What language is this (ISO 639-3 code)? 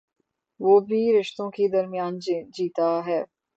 urd